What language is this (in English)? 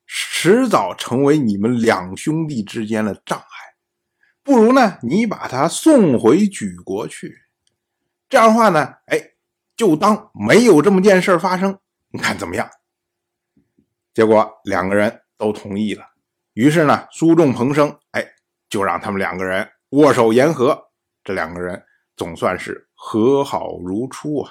Chinese